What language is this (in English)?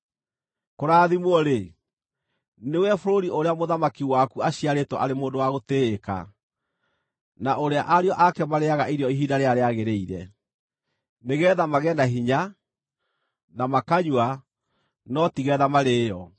Kikuyu